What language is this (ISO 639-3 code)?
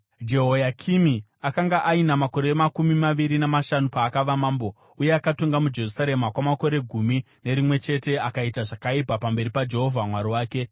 sna